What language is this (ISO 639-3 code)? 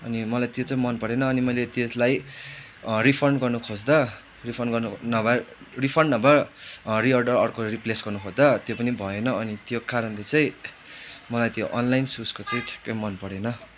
nep